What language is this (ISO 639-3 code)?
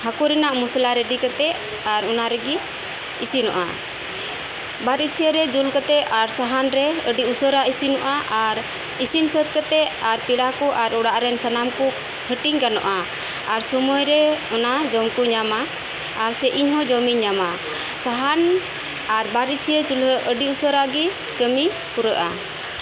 sat